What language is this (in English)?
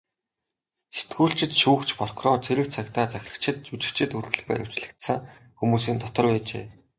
Mongolian